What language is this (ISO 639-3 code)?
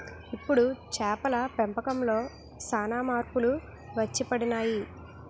tel